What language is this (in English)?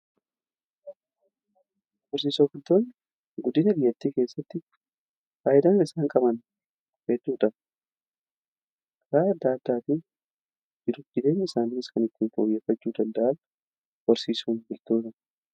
Oromo